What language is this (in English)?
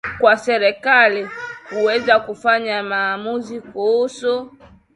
Swahili